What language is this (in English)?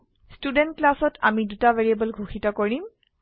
Assamese